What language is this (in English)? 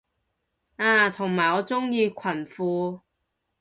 Cantonese